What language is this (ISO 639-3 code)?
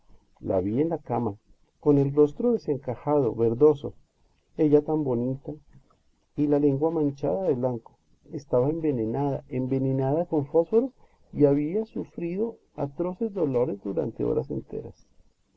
spa